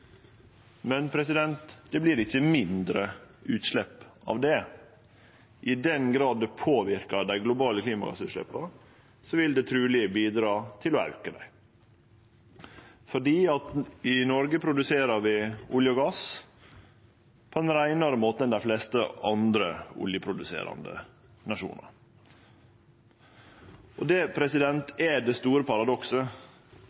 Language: Norwegian Nynorsk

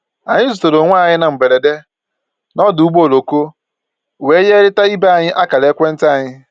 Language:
Igbo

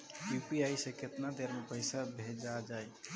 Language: Bhojpuri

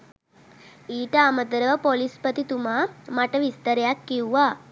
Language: Sinhala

